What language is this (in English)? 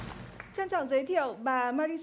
Vietnamese